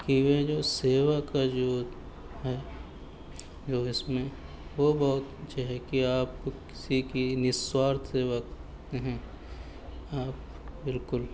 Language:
Urdu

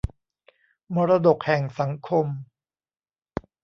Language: Thai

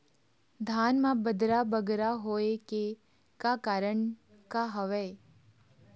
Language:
Chhattisgarhi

